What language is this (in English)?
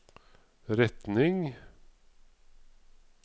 Norwegian